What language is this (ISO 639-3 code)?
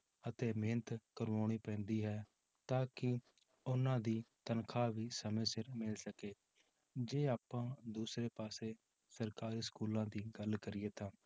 pan